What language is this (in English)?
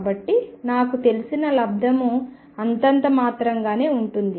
Telugu